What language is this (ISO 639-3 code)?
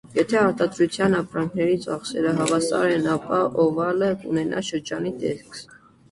hye